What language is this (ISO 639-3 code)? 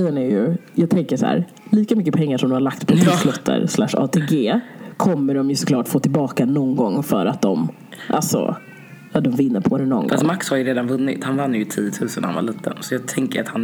swe